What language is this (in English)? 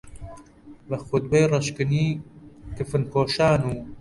Central Kurdish